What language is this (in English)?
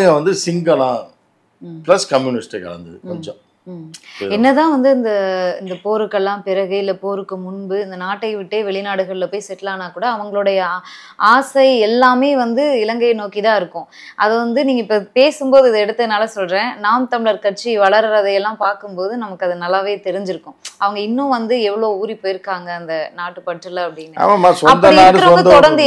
Korean